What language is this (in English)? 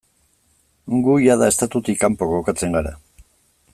Basque